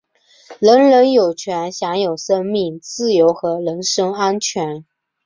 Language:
Chinese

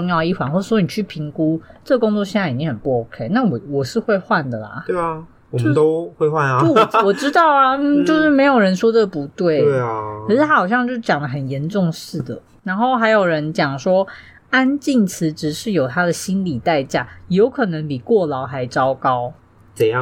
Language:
Chinese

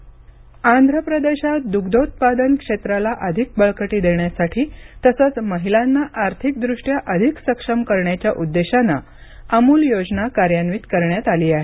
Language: Marathi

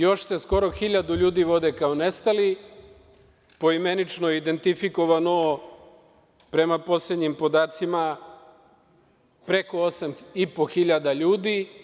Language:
Serbian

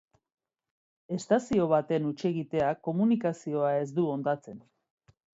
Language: Basque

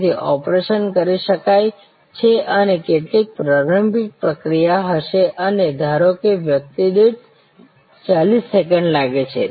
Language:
Gujarati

